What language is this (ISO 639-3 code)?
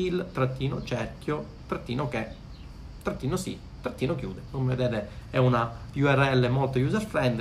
ita